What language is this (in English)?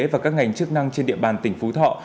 Vietnamese